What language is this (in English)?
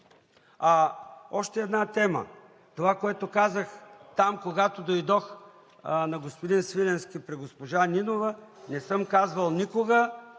Bulgarian